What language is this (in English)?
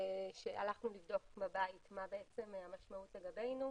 Hebrew